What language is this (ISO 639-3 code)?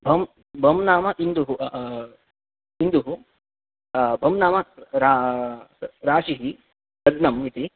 san